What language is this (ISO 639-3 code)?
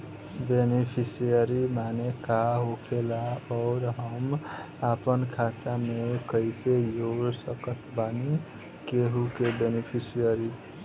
bho